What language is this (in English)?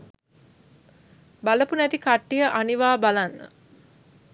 Sinhala